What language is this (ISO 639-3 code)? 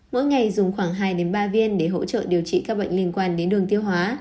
vie